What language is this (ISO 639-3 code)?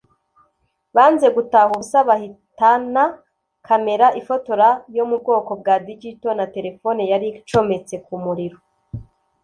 kin